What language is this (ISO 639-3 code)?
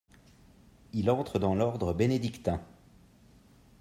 fra